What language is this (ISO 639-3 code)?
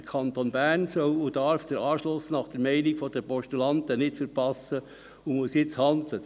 gsw